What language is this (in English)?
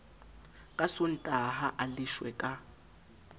Southern Sotho